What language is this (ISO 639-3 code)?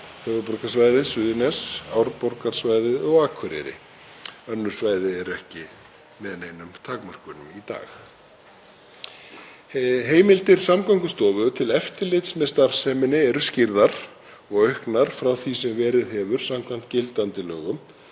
isl